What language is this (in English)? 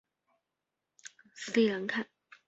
Chinese